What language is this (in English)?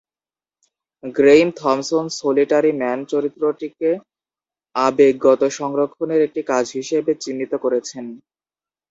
Bangla